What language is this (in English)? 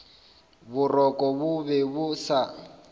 Northern Sotho